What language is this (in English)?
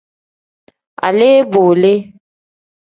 Tem